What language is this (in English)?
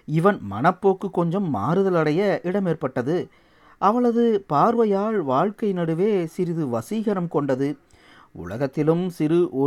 Tamil